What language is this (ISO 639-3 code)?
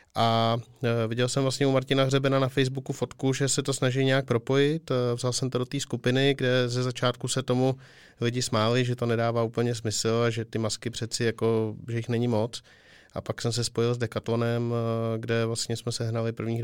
ces